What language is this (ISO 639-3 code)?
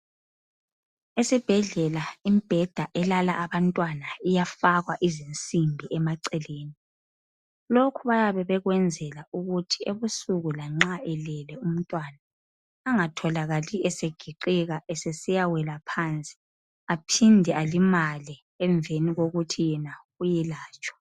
nde